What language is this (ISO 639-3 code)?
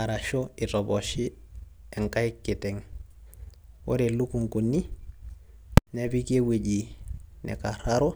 mas